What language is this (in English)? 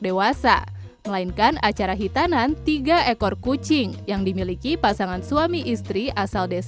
Indonesian